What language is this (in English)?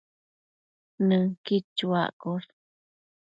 Matsés